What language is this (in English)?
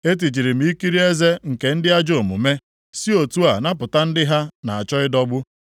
Igbo